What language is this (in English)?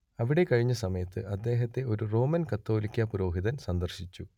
Malayalam